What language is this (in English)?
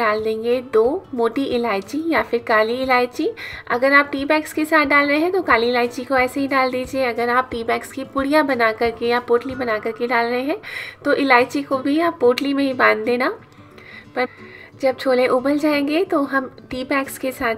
Hindi